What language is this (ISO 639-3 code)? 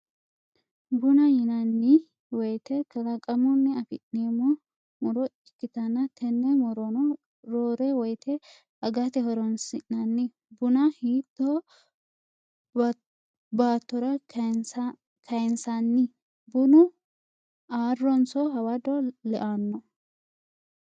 sid